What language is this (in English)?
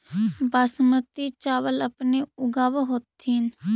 Magahi